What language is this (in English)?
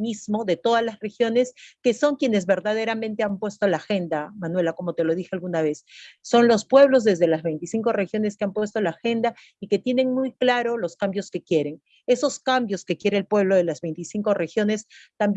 Spanish